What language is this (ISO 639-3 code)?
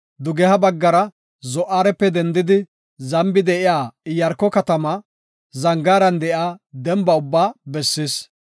gof